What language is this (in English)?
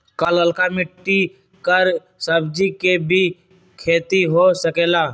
Magahi